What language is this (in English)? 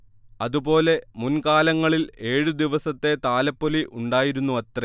Malayalam